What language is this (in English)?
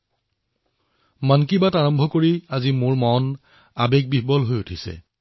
Assamese